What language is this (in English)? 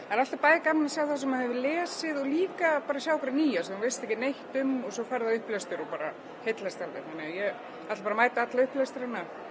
Icelandic